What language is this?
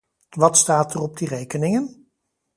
Dutch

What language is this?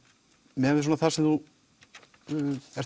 Icelandic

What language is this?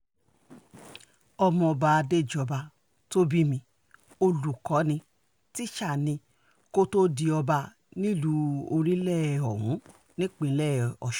Yoruba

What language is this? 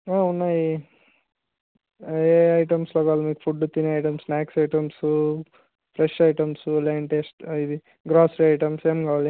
Telugu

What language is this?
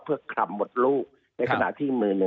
Thai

